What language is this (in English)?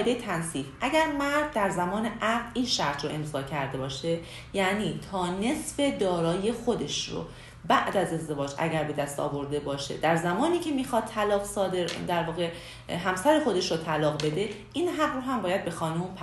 Persian